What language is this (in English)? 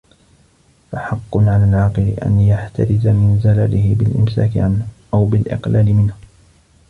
Arabic